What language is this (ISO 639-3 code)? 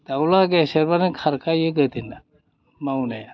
brx